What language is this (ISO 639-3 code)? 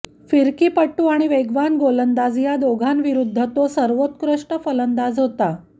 mar